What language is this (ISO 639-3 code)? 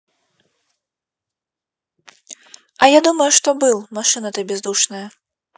rus